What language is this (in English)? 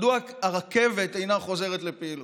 Hebrew